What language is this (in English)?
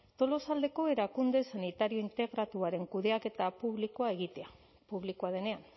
Basque